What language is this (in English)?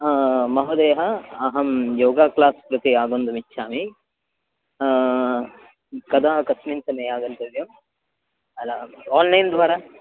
Sanskrit